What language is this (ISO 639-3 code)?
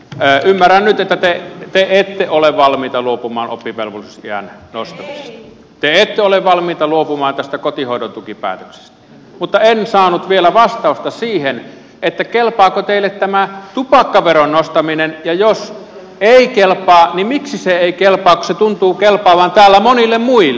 fin